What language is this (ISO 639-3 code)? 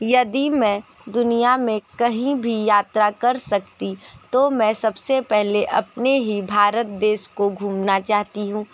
hin